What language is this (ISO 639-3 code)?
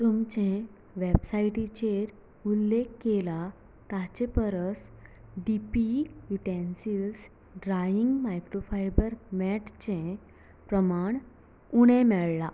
kok